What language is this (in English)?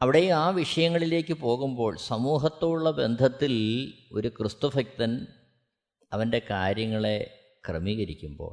Malayalam